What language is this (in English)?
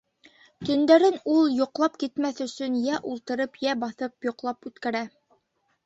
Bashkir